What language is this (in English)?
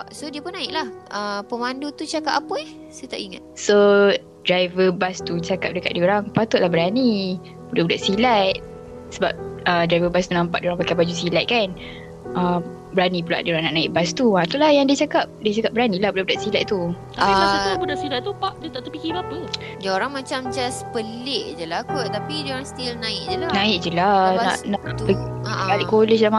Malay